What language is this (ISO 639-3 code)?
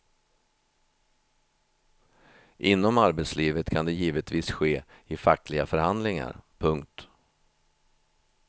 swe